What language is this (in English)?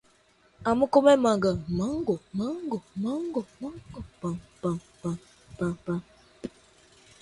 Portuguese